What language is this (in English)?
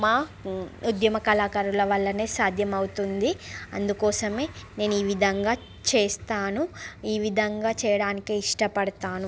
Telugu